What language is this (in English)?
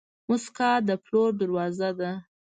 Pashto